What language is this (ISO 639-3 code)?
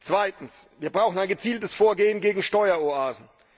deu